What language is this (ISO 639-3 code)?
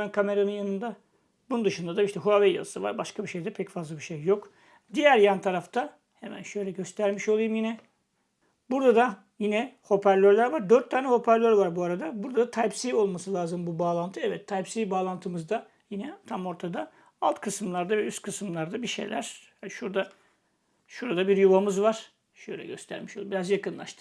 tur